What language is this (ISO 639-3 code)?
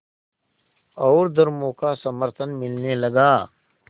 hin